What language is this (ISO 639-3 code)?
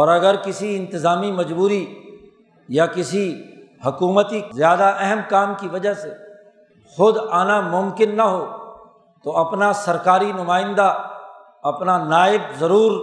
urd